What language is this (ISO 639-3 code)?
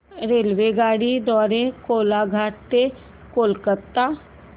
mar